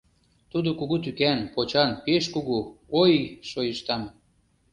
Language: Mari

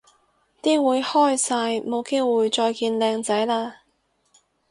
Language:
Cantonese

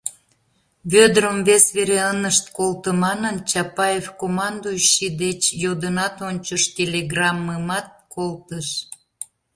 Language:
Mari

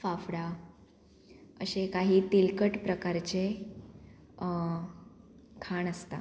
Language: Konkani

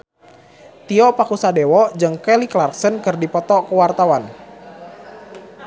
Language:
Sundanese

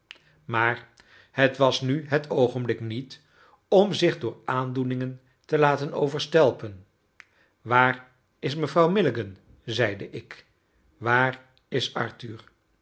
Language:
Dutch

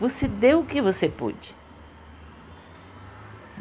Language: Portuguese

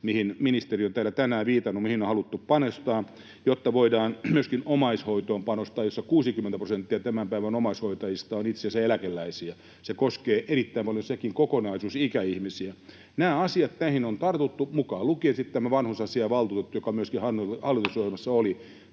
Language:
Finnish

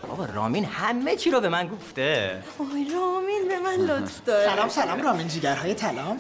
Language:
Persian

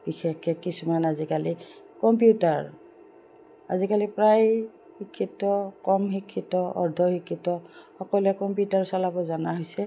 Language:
Assamese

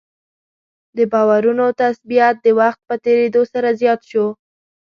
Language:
Pashto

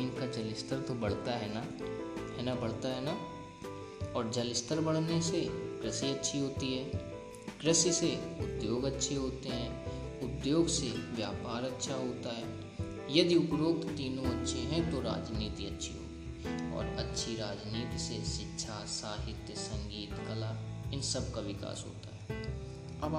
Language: Hindi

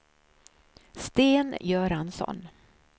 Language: Swedish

